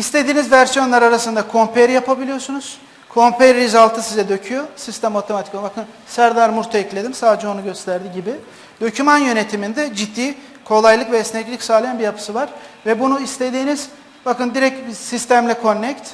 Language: Turkish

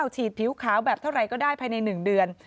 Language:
Thai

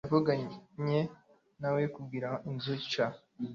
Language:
Kinyarwanda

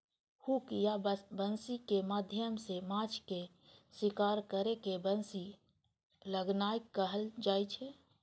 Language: Maithili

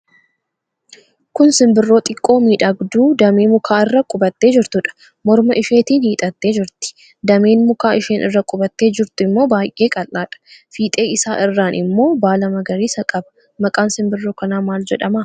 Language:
Oromo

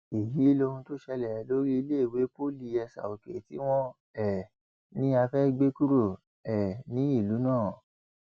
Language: Yoruba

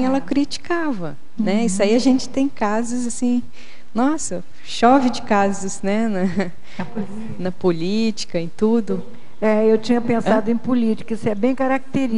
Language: Portuguese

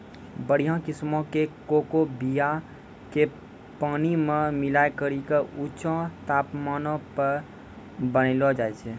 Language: Maithili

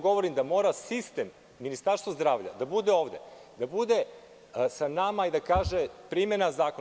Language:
Serbian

